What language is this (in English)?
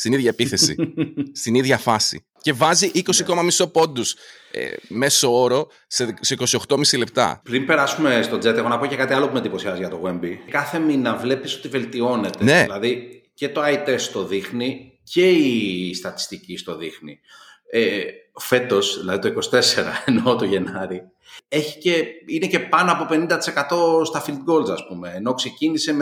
Greek